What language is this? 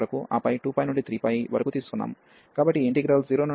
Telugu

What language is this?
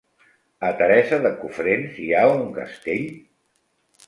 Catalan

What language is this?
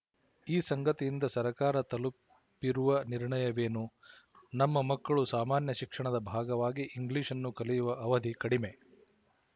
Kannada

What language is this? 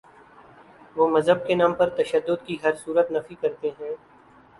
Urdu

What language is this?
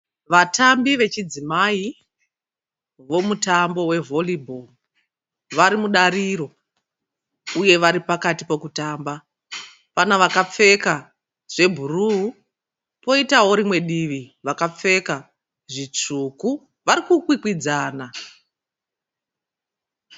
Shona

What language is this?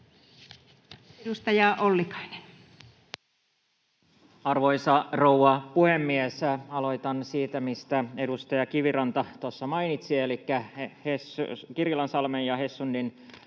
Finnish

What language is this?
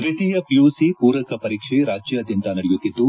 Kannada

